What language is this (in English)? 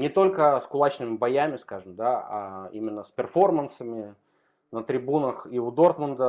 Russian